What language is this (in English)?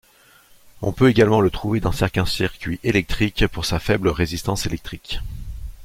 French